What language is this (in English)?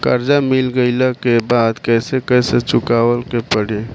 Bhojpuri